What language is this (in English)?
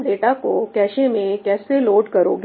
Hindi